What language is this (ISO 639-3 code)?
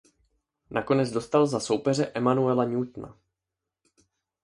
ces